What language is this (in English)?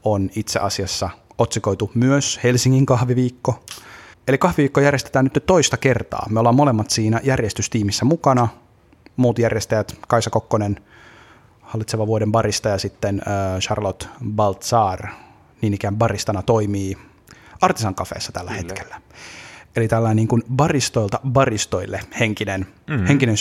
Finnish